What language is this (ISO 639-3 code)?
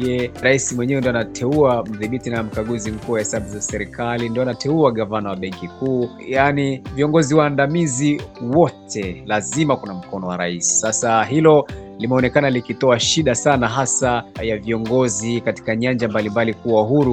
swa